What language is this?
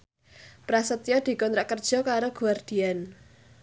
Javanese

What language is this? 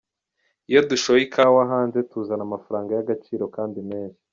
Kinyarwanda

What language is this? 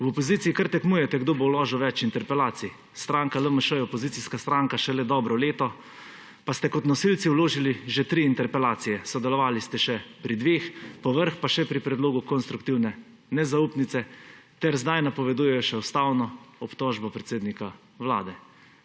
Slovenian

